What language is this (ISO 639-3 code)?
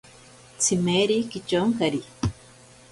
prq